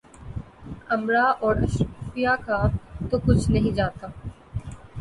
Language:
Urdu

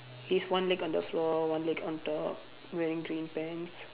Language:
English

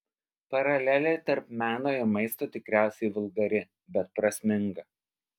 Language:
Lithuanian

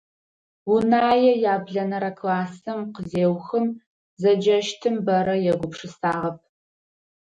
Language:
Adyghe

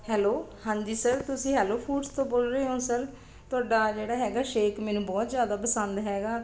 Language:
Punjabi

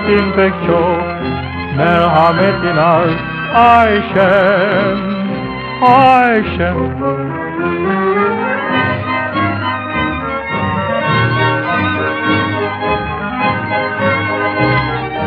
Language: Turkish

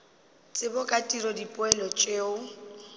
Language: Northern Sotho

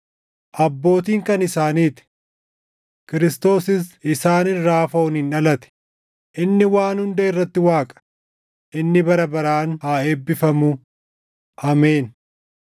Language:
Oromo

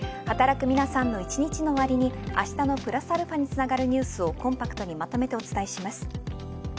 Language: Japanese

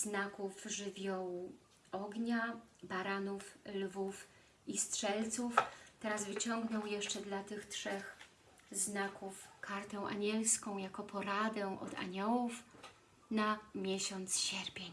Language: Polish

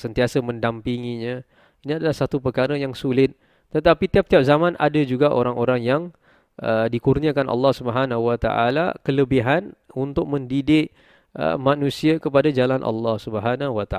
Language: Malay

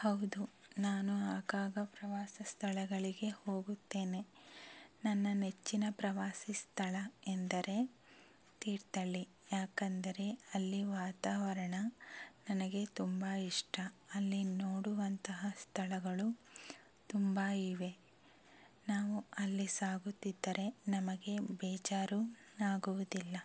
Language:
Kannada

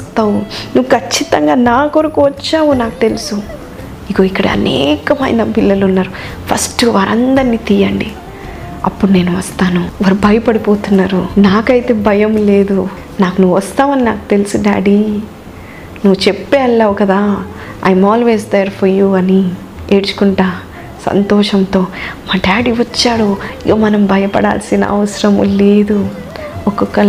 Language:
Telugu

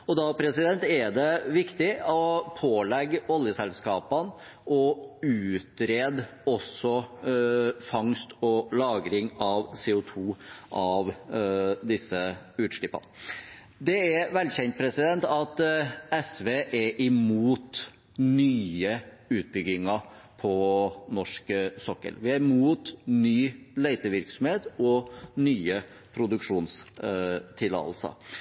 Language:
Norwegian Bokmål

